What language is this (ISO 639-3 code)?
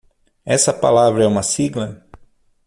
por